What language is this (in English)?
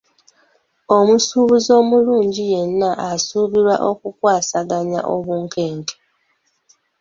Ganda